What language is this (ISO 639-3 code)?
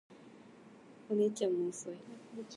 jpn